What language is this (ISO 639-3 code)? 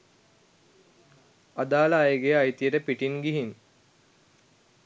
sin